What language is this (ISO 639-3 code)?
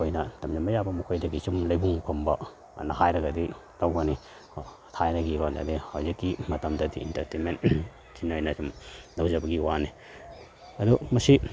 mni